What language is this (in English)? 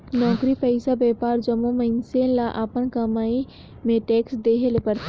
Chhattisgarhi